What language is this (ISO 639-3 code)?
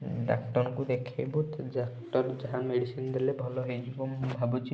ori